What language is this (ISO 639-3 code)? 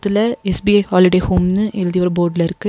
tam